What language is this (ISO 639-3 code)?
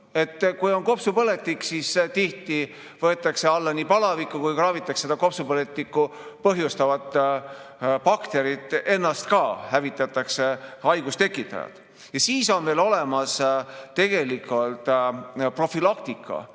est